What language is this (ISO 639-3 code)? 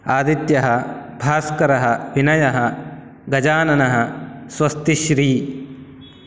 san